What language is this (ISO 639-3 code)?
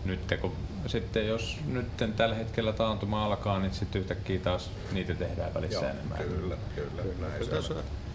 fin